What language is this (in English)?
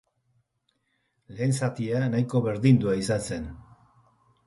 Basque